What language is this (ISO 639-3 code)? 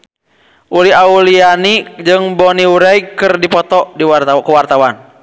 sun